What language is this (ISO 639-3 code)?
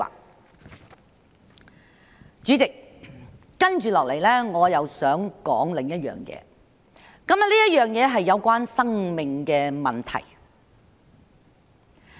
yue